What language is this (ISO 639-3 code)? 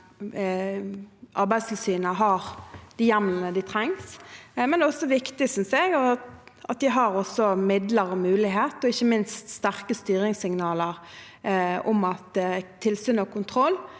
nor